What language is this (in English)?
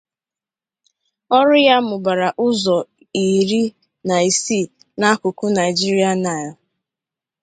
Igbo